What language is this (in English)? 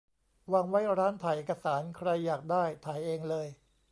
Thai